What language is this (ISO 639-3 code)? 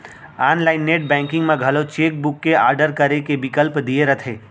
hne